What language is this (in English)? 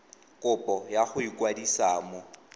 Tswana